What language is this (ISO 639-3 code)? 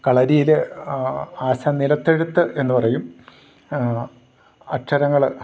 mal